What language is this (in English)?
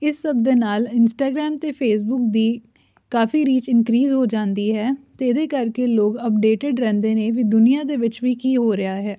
Punjabi